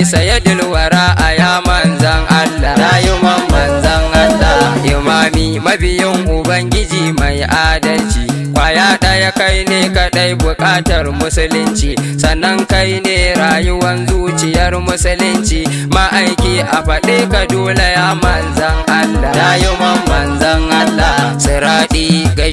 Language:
Indonesian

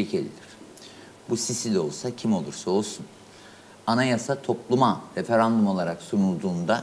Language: Turkish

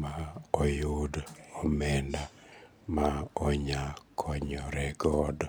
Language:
Luo (Kenya and Tanzania)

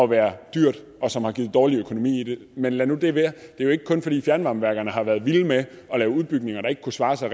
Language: Danish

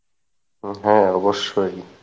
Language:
Bangla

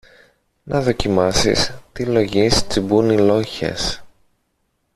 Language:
Greek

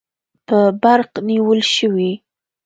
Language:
Pashto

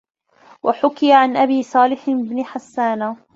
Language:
Arabic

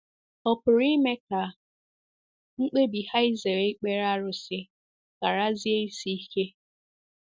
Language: Igbo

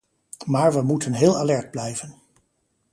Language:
Dutch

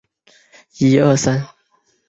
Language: Chinese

